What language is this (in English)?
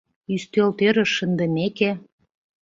Mari